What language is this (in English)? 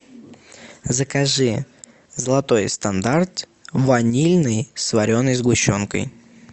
Russian